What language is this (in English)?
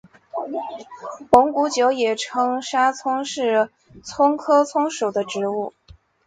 Chinese